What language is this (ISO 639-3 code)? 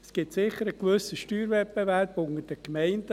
gsw